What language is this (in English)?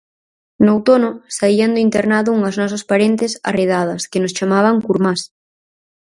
Galician